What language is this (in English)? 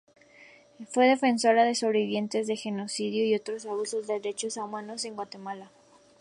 Spanish